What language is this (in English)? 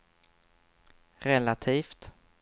Swedish